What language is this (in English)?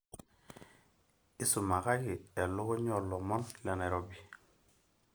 Masai